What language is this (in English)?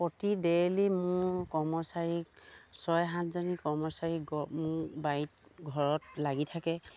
Assamese